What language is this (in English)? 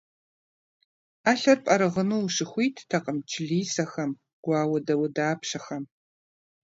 Kabardian